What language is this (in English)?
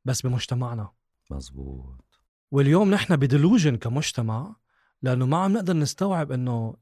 Arabic